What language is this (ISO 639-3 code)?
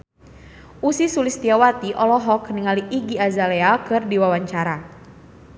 sun